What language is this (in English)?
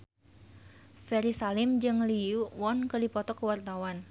Sundanese